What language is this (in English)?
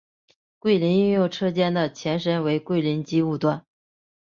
Chinese